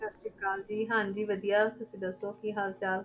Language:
Punjabi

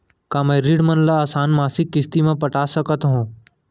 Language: Chhattisgarhi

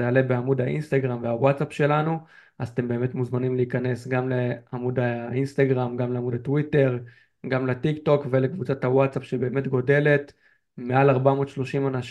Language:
Hebrew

